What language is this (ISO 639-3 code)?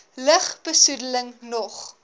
afr